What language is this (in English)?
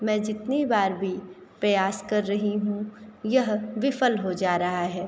Hindi